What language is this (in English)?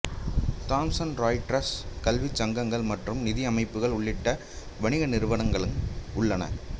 Tamil